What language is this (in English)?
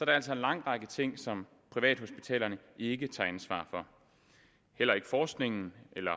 Danish